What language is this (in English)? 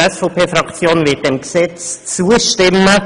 Swiss German